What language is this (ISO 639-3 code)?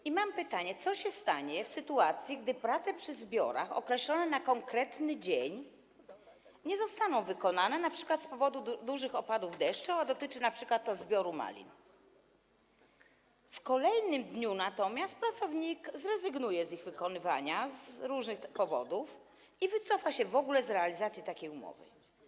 pol